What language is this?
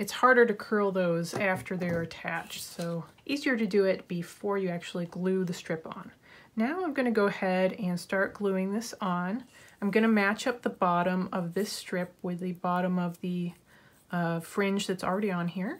English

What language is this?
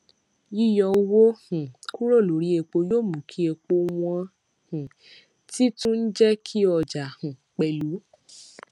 Yoruba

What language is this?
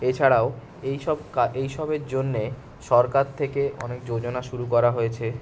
Bangla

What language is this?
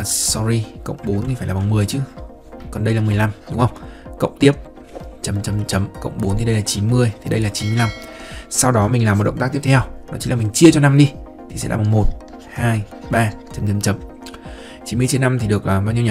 Vietnamese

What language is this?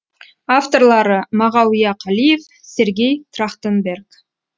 Kazakh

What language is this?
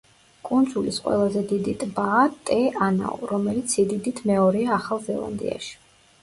Georgian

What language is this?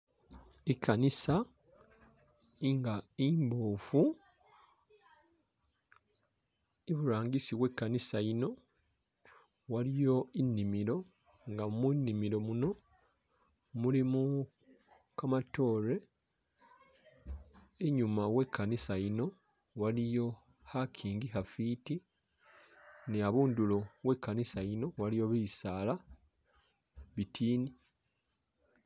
Masaaba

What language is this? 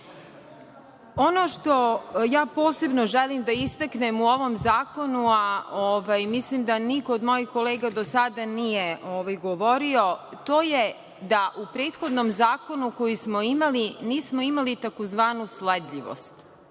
Serbian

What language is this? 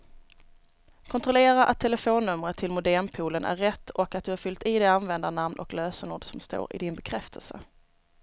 Swedish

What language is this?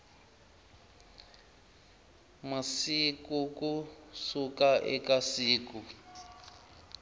Tsonga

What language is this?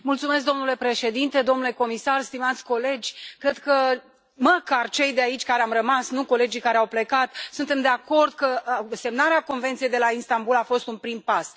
Romanian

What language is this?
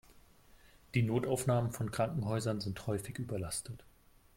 German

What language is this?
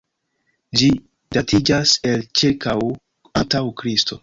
Esperanto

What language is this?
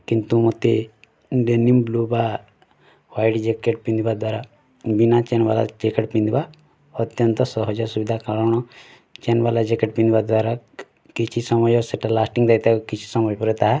Odia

